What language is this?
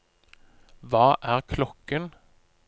Norwegian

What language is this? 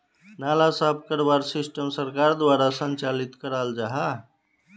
Magahi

